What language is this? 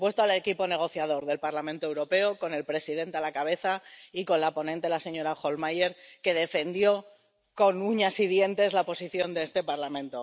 Spanish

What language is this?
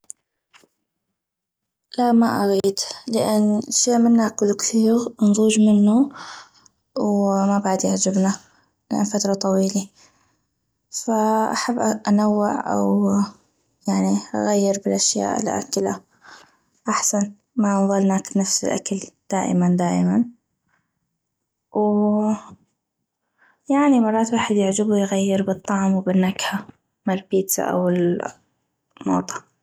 North Mesopotamian Arabic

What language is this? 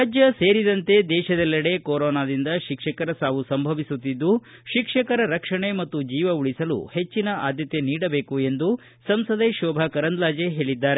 Kannada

